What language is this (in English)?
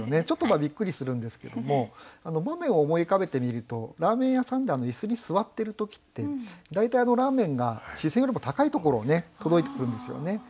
Japanese